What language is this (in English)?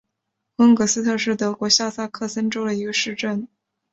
Chinese